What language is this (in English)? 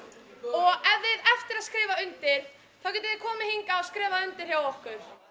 Icelandic